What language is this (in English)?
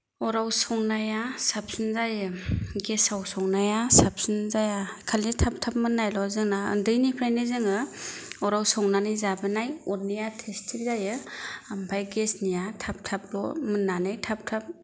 Bodo